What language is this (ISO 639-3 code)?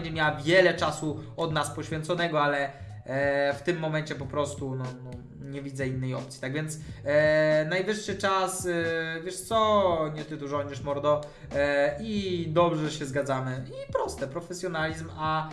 pol